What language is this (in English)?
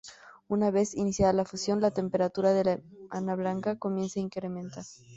Spanish